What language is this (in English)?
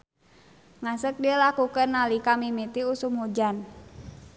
Sundanese